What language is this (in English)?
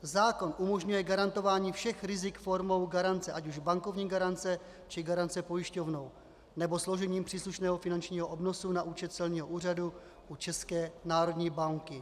Czech